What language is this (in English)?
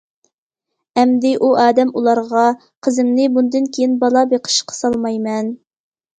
Uyghur